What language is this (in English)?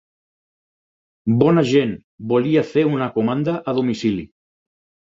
Catalan